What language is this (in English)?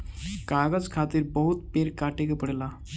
Bhojpuri